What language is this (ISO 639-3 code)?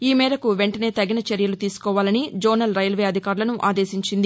tel